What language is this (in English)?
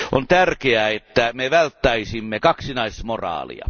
Finnish